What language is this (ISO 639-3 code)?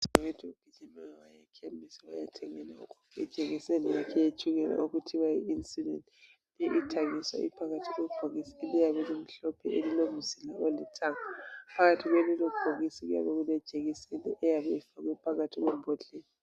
nde